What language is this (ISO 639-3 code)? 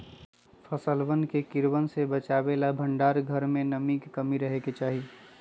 mag